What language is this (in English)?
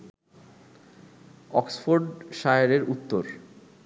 Bangla